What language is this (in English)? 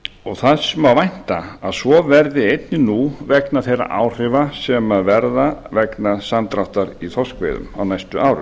Icelandic